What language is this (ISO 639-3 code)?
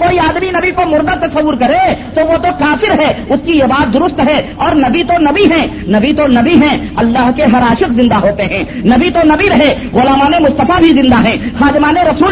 urd